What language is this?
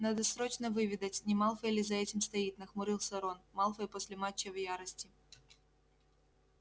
Russian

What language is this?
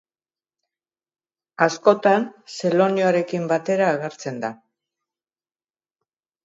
Basque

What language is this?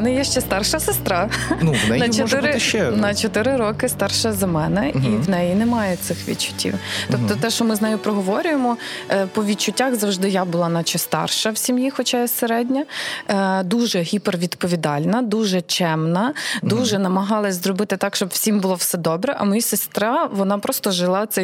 Ukrainian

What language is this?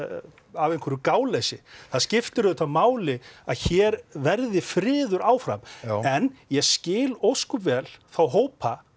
Icelandic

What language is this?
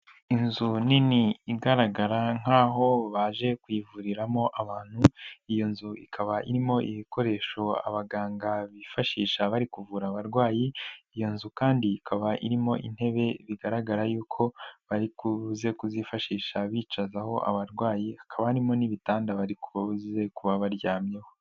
Kinyarwanda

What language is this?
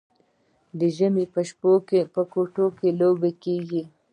Pashto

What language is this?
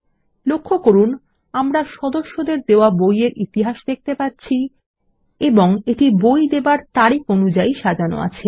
Bangla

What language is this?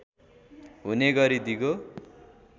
Nepali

